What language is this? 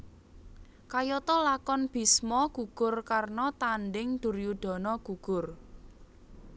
Javanese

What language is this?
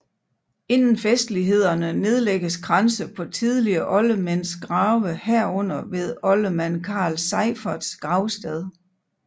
Danish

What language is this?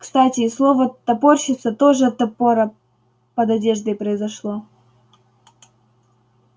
Russian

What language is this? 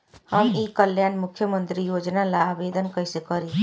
Bhojpuri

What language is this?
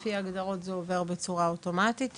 Hebrew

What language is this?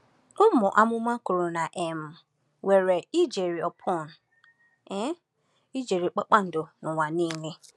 Igbo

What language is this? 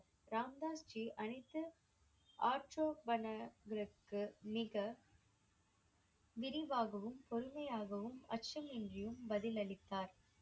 Tamil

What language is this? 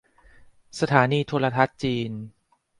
Thai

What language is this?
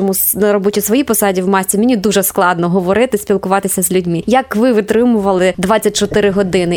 Ukrainian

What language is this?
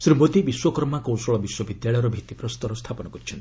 Odia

